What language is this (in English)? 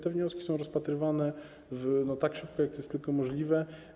Polish